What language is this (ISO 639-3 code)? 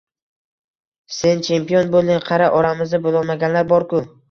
uzb